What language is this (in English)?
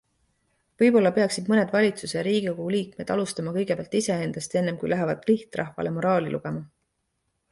Estonian